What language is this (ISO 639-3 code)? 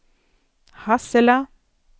swe